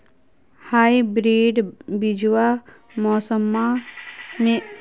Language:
Magahi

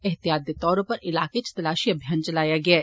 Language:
Dogri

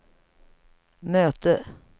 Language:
Swedish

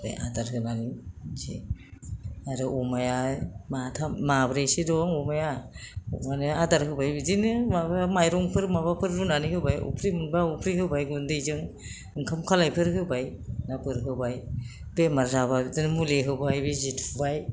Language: Bodo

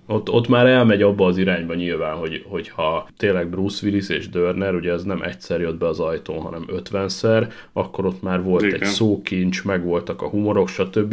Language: Hungarian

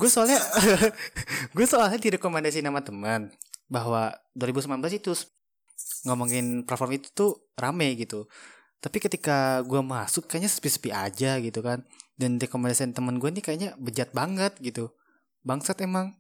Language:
Indonesian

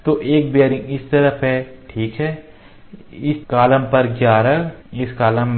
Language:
Hindi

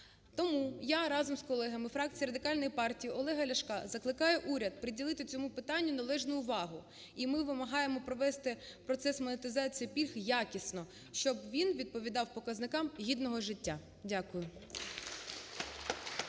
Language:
Ukrainian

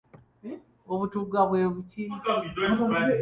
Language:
Ganda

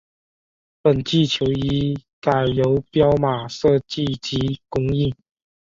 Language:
Chinese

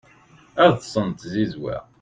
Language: Kabyle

